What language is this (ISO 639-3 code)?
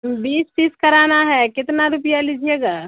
urd